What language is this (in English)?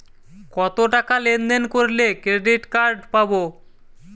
Bangla